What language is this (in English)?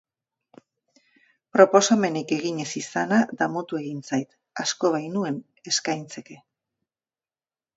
Basque